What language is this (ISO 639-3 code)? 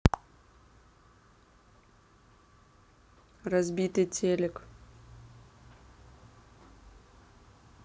rus